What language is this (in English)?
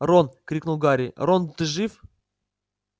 Russian